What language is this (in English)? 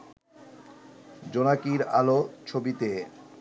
Bangla